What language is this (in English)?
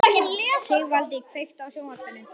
Icelandic